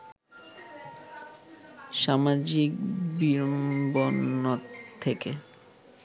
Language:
Bangla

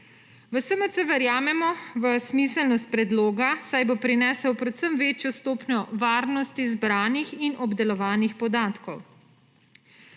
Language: Slovenian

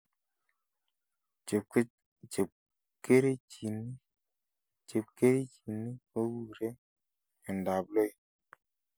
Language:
Kalenjin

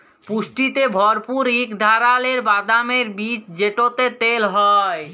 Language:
Bangla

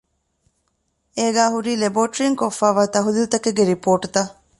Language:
Divehi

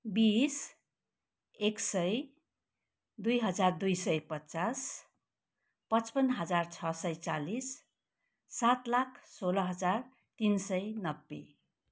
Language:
Nepali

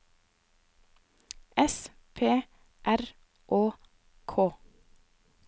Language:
Norwegian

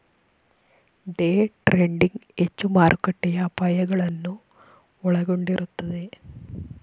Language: Kannada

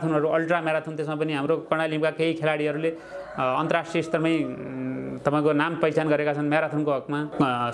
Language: Nepali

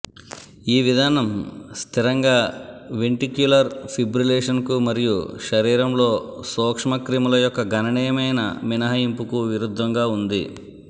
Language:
Telugu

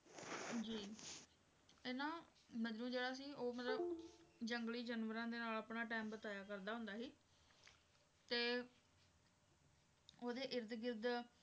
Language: Punjabi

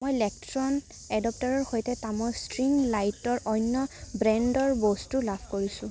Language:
Assamese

